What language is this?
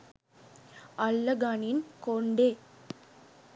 Sinhala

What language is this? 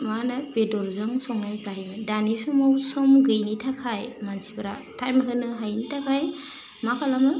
Bodo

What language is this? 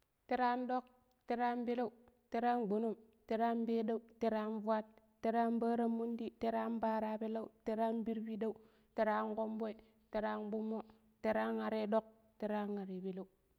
Pero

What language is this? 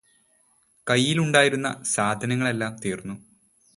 Malayalam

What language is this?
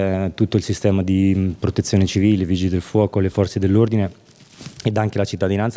Italian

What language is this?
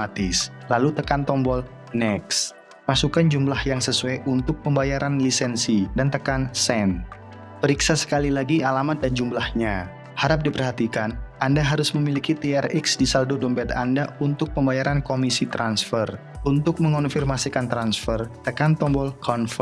Indonesian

